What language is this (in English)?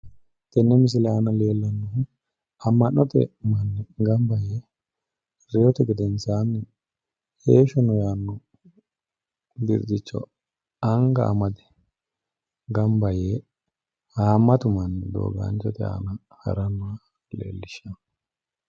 Sidamo